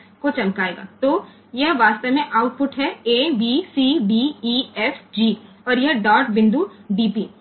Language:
Gujarati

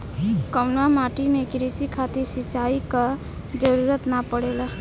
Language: Bhojpuri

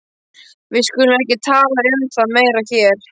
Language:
Icelandic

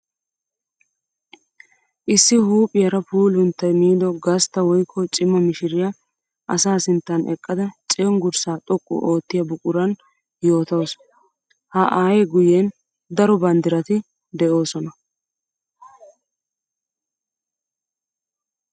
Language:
Wolaytta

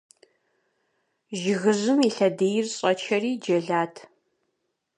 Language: Kabardian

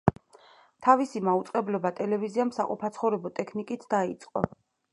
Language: Georgian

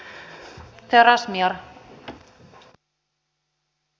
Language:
Finnish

